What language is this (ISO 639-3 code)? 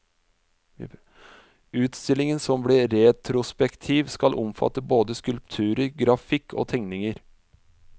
nor